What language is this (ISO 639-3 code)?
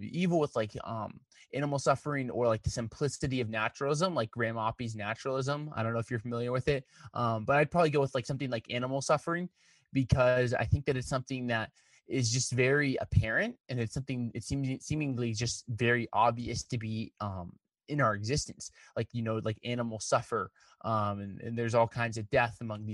eng